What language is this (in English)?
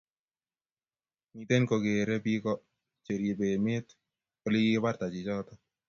Kalenjin